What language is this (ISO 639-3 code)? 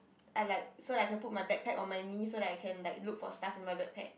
eng